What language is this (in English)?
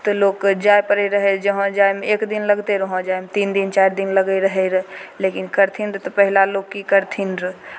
Maithili